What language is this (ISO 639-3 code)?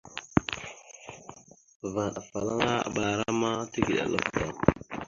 mxu